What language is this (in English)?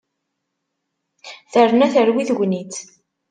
Kabyle